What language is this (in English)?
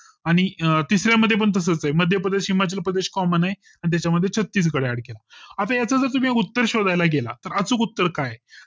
Marathi